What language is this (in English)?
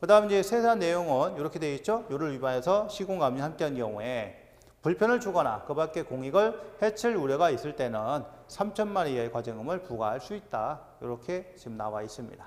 Korean